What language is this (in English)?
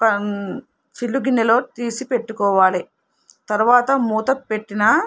Telugu